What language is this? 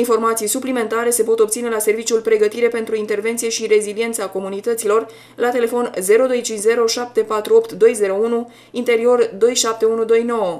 Romanian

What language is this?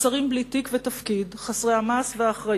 Hebrew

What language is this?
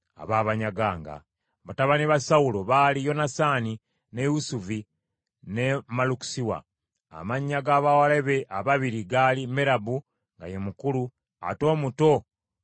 Ganda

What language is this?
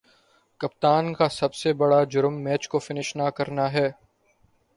Urdu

